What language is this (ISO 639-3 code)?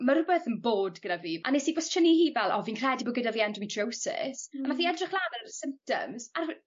cym